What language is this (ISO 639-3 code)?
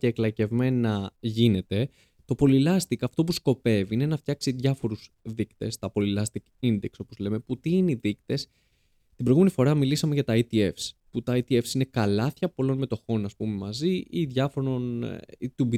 ell